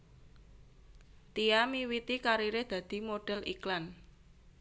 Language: Javanese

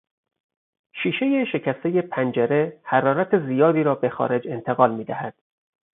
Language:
Persian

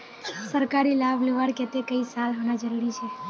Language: Magahi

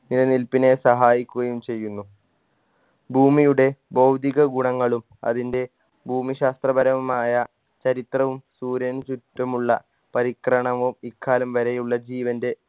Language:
Malayalam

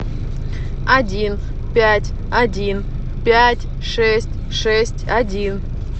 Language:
Russian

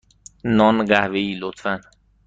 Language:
Persian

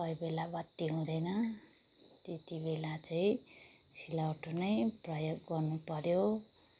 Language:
Nepali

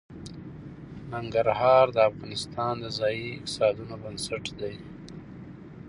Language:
Pashto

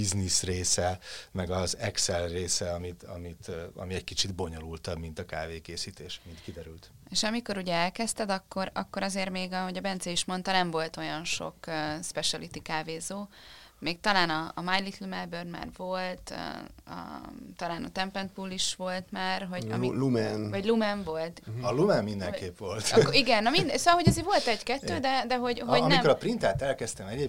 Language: Hungarian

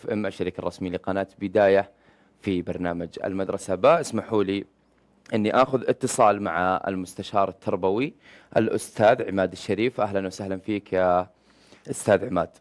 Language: Arabic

